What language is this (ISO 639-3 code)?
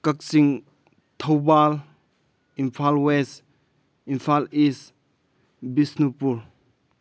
mni